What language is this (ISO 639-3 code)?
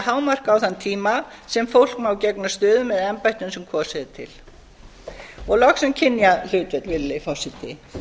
isl